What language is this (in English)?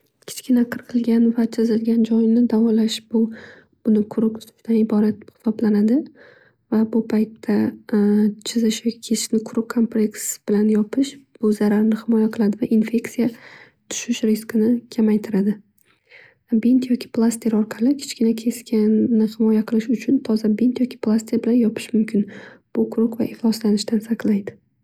Uzbek